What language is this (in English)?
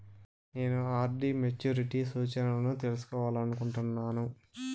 Telugu